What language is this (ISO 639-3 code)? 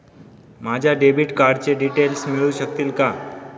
mar